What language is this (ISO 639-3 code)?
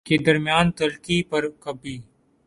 urd